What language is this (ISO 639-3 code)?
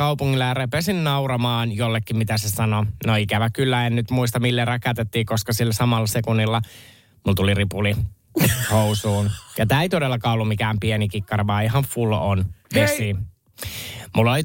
fin